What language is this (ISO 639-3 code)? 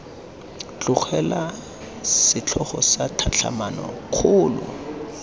tsn